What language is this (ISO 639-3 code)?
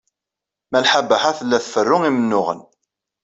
kab